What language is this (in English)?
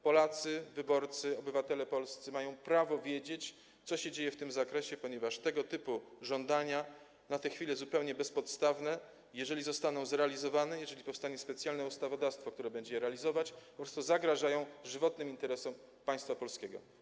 Polish